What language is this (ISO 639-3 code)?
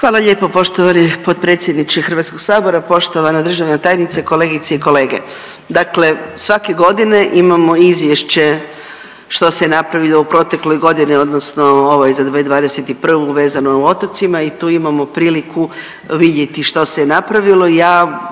hrv